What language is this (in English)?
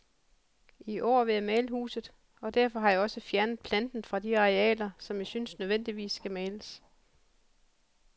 Danish